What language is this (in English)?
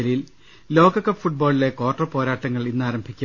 Malayalam